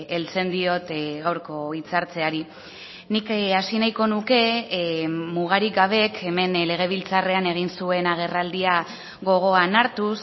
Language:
Basque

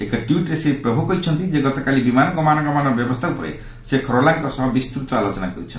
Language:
Odia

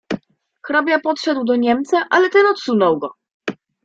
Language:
Polish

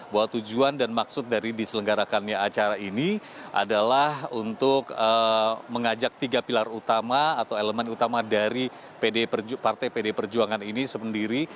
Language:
Indonesian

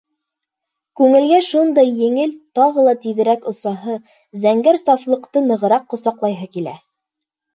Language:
Bashkir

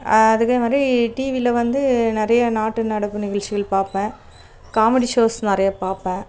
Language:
Tamil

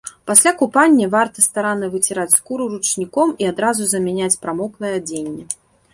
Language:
Belarusian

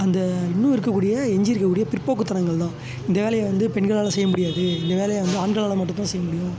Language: Tamil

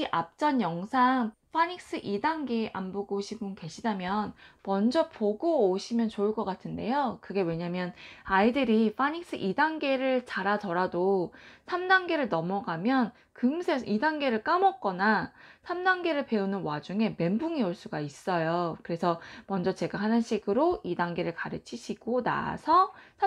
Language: Korean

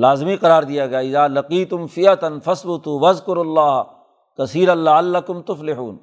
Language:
Urdu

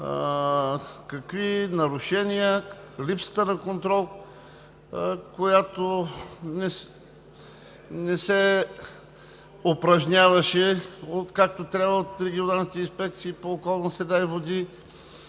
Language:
Bulgarian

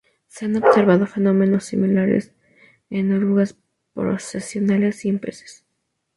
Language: Spanish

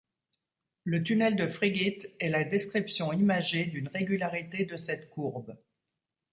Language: French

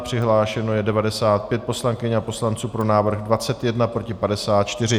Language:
Czech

